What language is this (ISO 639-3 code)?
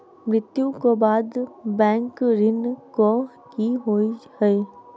mai